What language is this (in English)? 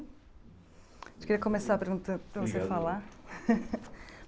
Portuguese